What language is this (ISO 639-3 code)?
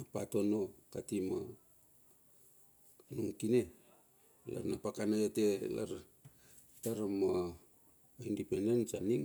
bxf